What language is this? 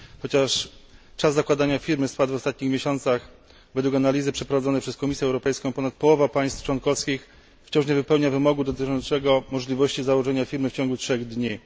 Polish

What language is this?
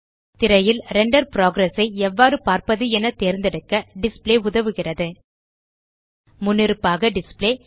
Tamil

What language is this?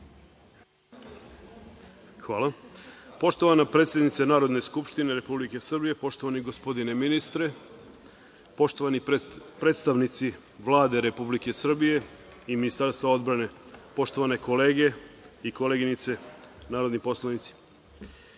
Serbian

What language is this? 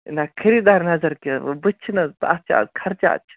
Kashmiri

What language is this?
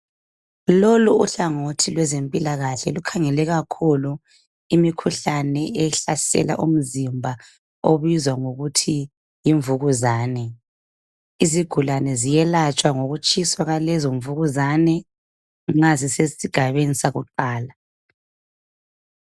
North Ndebele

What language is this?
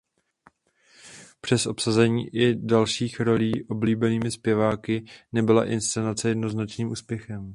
Czech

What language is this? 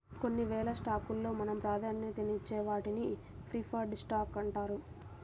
Telugu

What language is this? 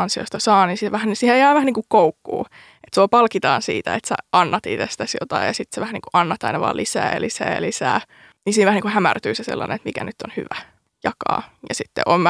Finnish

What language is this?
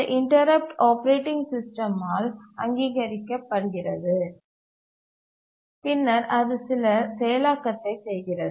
Tamil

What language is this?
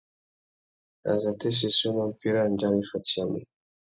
Tuki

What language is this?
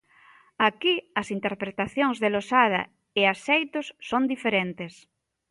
Galician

